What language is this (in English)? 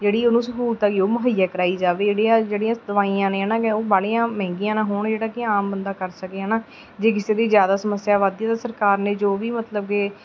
Punjabi